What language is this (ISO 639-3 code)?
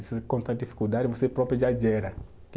por